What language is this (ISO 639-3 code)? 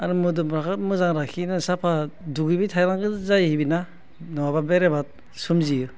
brx